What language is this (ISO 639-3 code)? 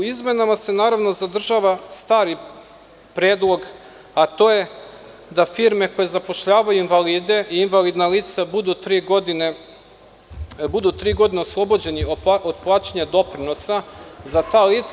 srp